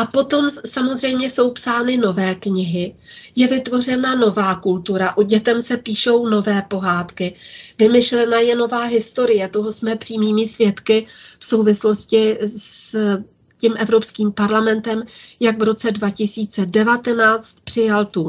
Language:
Czech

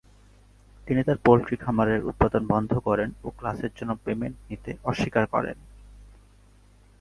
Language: Bangla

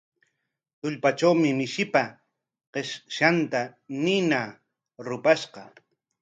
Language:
Corongo Ancash Quechua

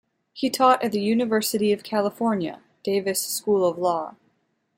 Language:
English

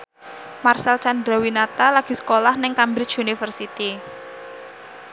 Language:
Javanese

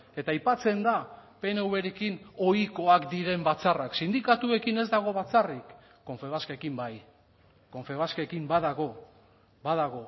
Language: Basque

